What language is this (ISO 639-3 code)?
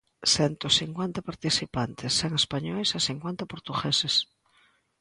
glg